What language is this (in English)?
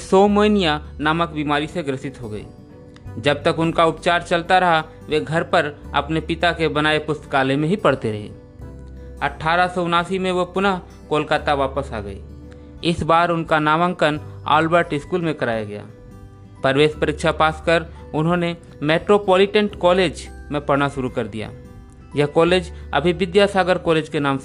Hindi